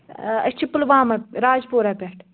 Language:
Kashmiri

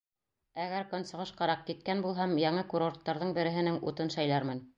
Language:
Bashkir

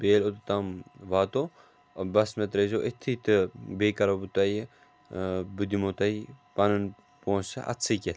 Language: Kashmiri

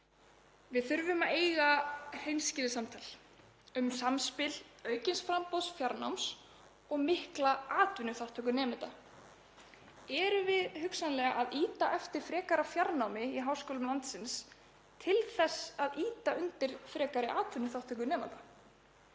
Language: Icelandic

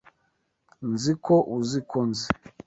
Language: Kinyarwanda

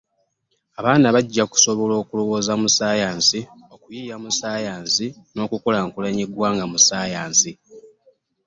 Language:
Ganda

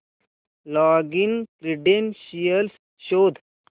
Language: Marathi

